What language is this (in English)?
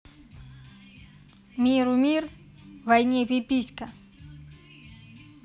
Russian